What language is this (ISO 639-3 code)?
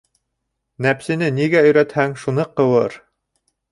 bak